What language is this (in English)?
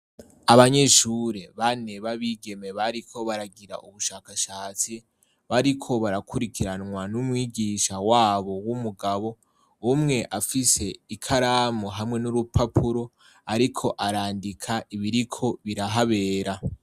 Rundi